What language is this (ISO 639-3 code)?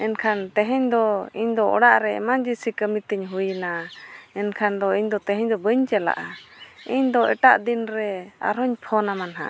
sat